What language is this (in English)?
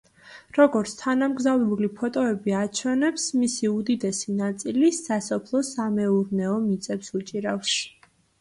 Georgian